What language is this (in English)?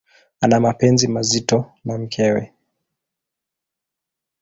Swahili